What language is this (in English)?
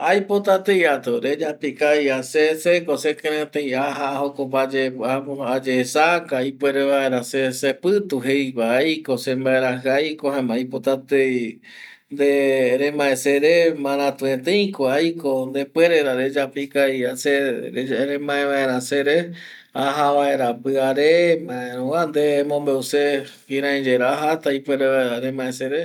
Eastern Bolivian Guaraní